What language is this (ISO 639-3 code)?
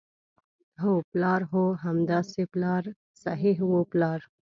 pus